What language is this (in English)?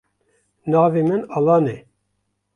Kurdish